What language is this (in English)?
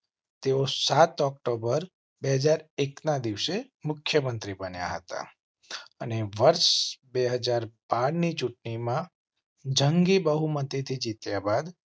Gujarati